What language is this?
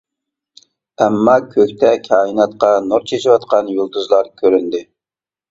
Uyghur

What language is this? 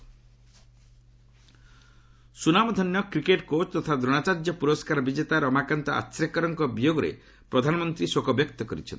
Odia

